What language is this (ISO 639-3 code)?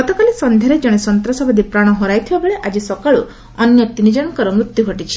ori